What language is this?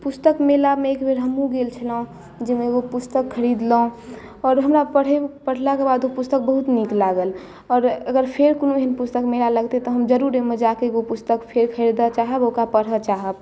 Maithili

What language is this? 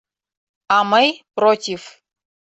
Mari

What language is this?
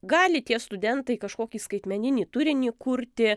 Lithuanian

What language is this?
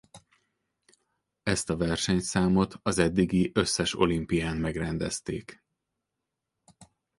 Hungarian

